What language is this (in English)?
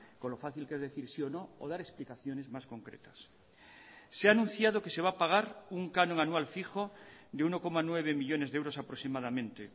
Spanish